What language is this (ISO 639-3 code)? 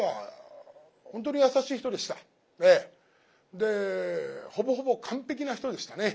jpn